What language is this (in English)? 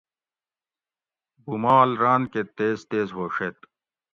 Gawri